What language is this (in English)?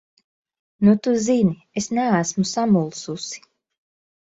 Latvian